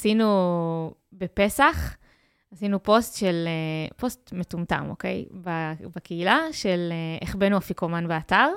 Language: Hebrew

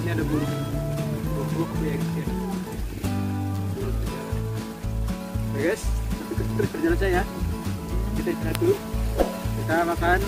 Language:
Indonesian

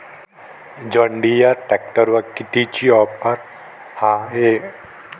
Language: Marathi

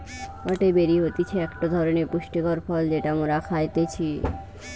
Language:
Bangla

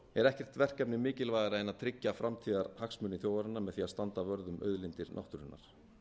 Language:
Icelandic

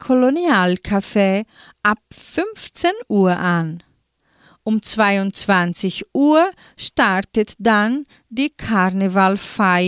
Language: German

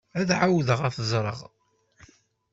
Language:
Kabyle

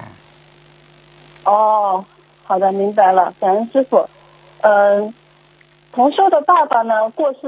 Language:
Chinese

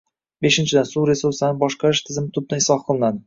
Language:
Uzbek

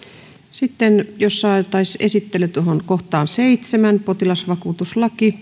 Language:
Finnish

